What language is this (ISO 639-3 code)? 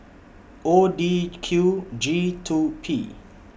eng